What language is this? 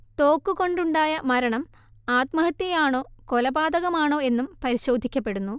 Malayalam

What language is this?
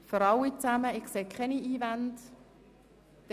Swiss German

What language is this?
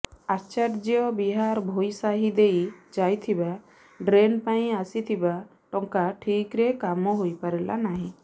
Odia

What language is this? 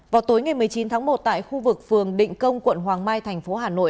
Vietnamese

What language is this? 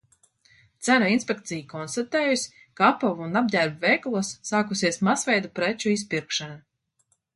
Latvian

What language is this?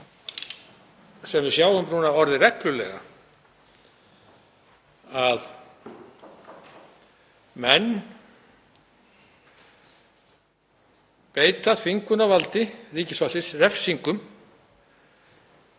Icelandic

